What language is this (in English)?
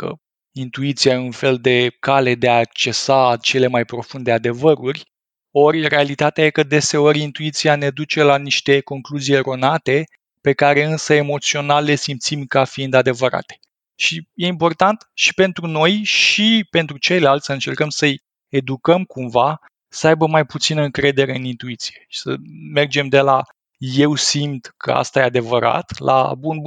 Romanian